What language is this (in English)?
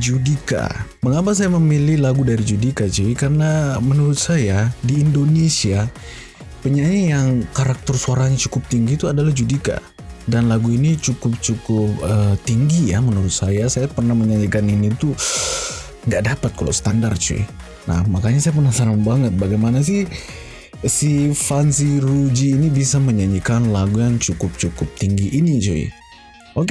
Indonesian